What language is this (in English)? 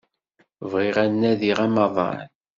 Kabyle